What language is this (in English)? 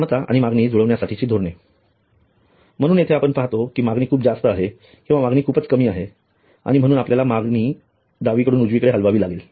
Marathi